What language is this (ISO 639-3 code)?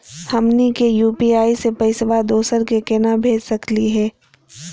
mag